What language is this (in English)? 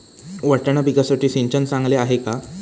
Marathi